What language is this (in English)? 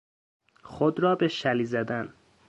Persian